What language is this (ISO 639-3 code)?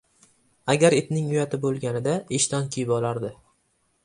uzb